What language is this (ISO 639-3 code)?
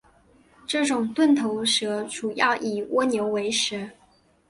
zho